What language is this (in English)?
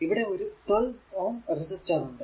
Malayalam